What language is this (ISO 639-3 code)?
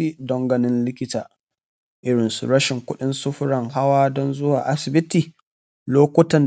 hau